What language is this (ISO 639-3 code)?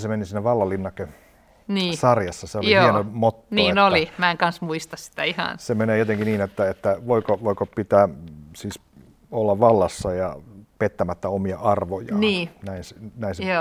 fin